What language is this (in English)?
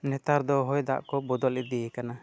Santali